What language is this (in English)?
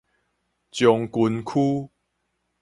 Min Nan Chinese